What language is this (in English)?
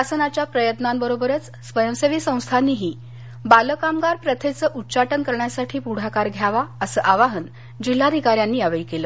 Marathi